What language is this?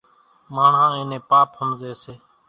Kachi Koli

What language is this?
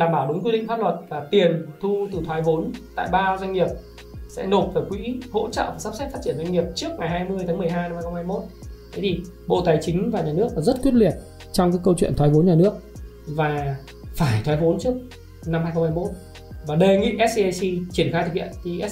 Vietnamese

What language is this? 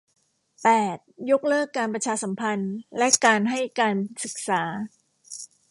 Thai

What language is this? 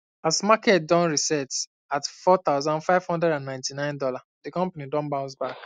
Nigerian Pidgin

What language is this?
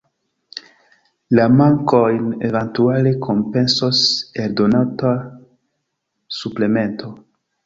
Esperanto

